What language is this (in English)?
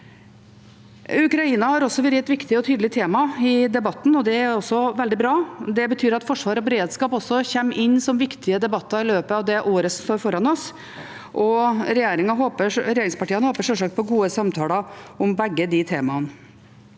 Norwegian